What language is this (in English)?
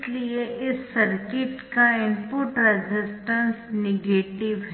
Hindi